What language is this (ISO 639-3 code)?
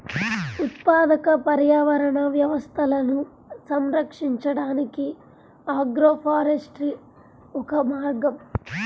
tel